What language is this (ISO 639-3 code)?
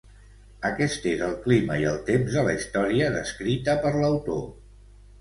cat